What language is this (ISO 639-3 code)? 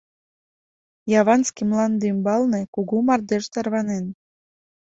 chm